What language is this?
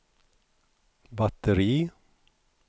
Swedish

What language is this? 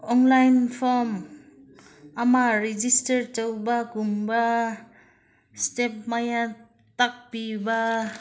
Manipuri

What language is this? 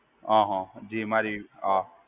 Gujarati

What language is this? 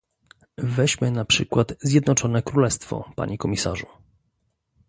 Polish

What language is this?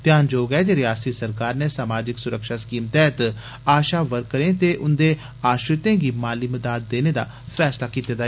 Dogri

